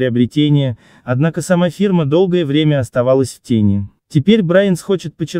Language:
Russian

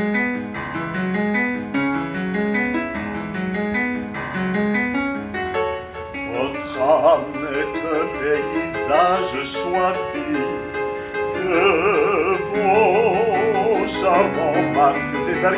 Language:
Turkish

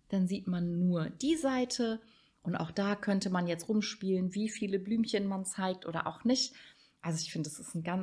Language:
German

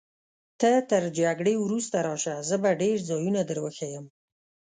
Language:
Pashto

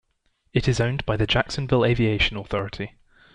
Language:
English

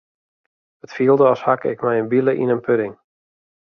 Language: Western Frisian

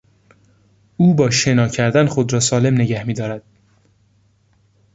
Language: Persian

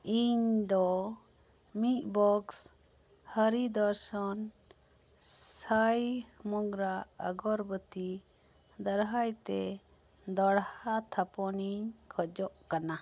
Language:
Santali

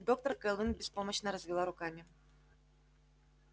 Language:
Russian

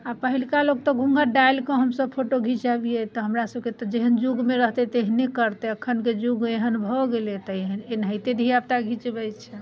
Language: Maithili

